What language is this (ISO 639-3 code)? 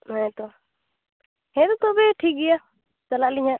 sat